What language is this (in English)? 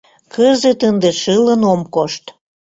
Mari